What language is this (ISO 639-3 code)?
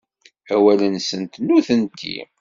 kab